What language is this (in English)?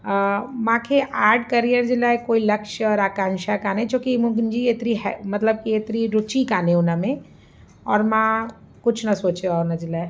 Sindhi